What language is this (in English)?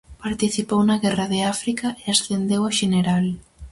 Galician